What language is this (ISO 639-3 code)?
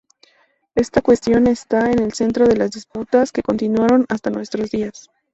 spa